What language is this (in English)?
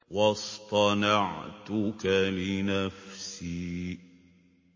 Arabic